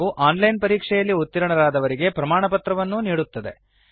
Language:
Kannada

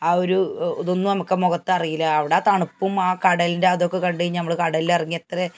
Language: Malayalam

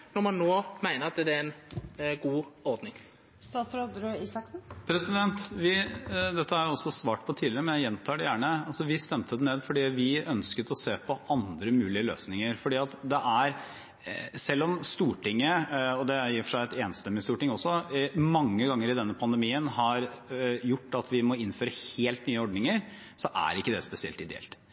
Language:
Norwegian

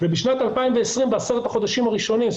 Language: Hebrew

